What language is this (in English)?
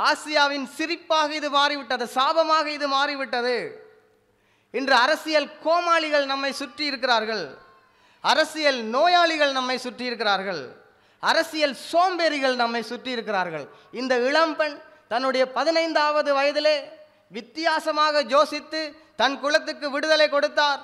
Tamil